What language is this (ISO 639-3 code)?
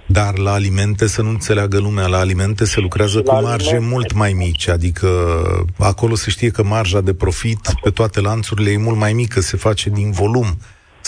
ron